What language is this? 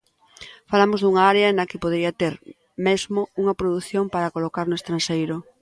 Galician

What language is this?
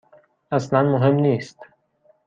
Persian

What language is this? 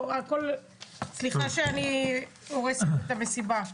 Hebrew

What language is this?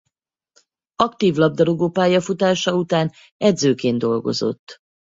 Hungarian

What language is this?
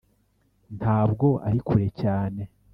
Kinyarwanda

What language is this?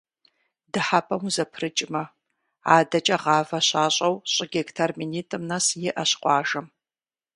Kabardian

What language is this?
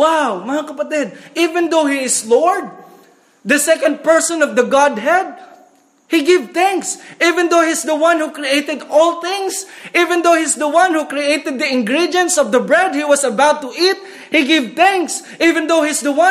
Filipino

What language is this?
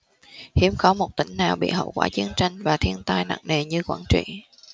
Vietnamese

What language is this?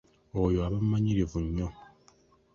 Ganda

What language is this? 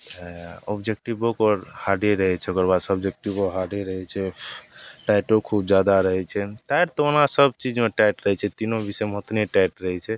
Maithili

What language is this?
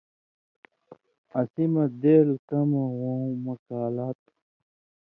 Indus Kohistani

